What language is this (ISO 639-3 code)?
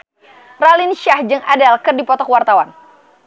sun